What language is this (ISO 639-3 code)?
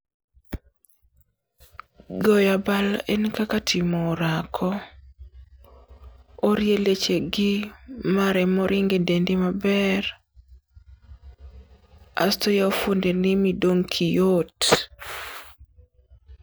luo